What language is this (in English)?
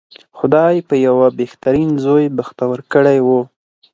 Pashto